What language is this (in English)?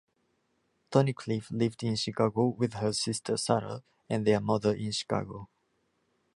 English